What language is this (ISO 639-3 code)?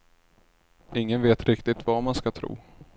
swe